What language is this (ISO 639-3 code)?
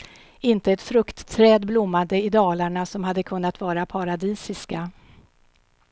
swe